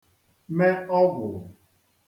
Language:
Igbo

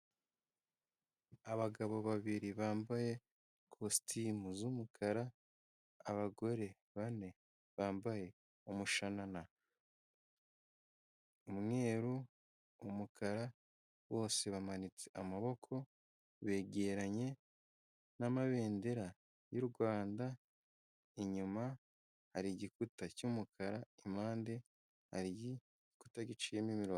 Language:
Kinyarwanda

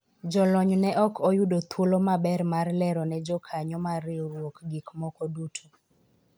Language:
Luo (Kenya and Tanzania)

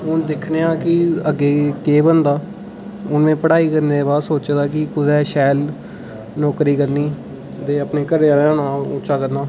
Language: Dogri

